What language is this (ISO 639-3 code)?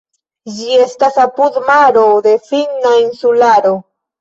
epo